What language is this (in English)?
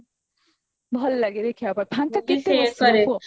Odia